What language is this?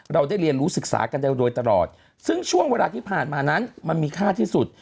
Thai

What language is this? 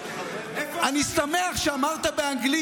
Hebrew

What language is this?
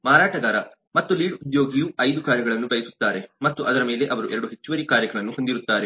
Kannada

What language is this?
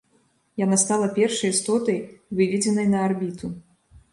Belarusian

